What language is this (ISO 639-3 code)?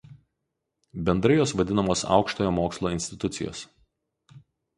lit